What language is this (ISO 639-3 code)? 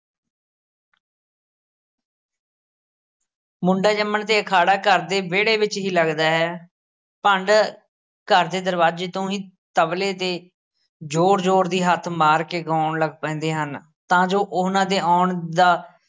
pan